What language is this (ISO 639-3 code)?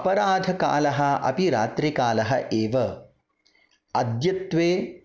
san